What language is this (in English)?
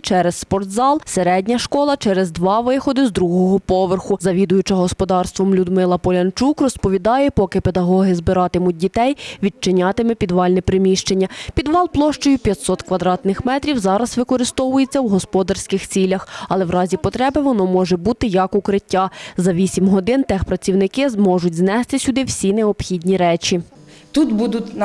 Ukrainian